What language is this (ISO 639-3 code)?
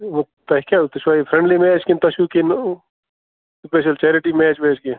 kas